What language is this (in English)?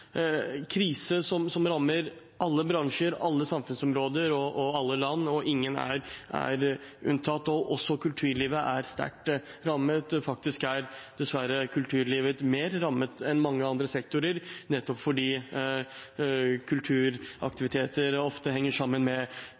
Norwegian Bokmål